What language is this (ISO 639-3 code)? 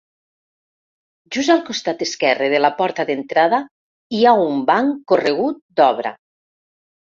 cat